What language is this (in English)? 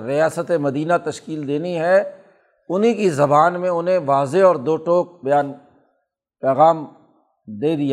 Urdu